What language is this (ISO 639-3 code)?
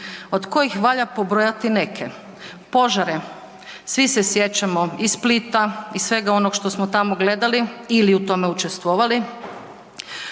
hrv